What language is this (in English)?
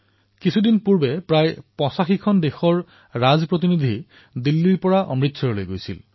Assamese